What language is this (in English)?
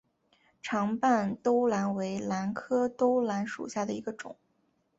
Chinese